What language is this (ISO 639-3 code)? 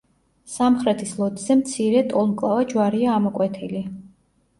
kat